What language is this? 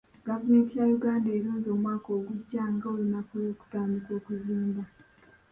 Ganda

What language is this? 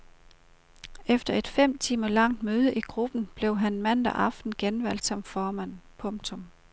Danish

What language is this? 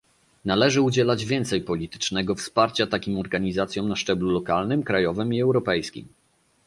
Polish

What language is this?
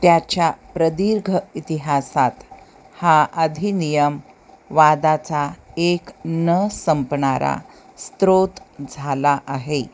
Marathi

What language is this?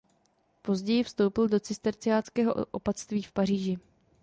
Czech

